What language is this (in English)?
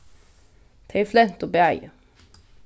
Faroese